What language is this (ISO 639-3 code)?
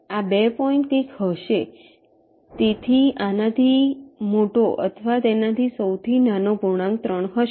guj